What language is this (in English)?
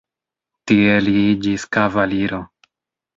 Esperanto